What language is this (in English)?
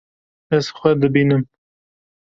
Kurdish